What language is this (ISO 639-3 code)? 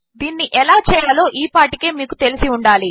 tel